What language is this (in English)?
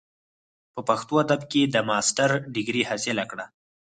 Pashto